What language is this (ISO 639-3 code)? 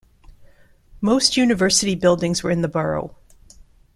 eng